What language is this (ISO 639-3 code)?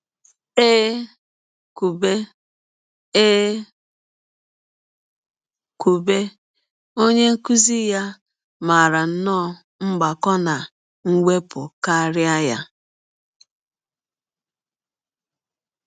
ibo